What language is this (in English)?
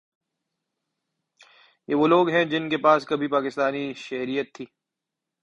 Urdu